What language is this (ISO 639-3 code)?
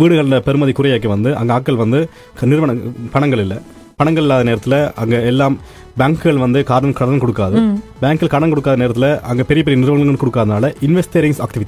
tam